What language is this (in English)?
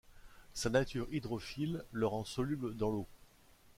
French